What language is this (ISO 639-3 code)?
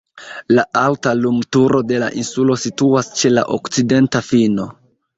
epo